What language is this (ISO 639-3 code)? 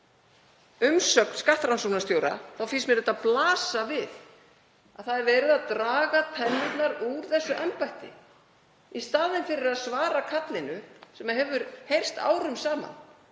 isl